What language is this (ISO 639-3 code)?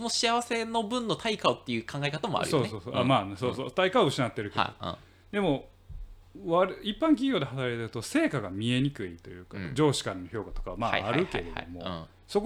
jpn